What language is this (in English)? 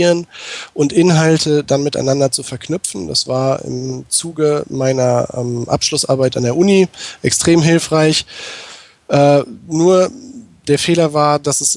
German